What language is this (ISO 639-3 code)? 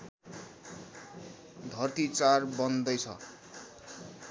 nep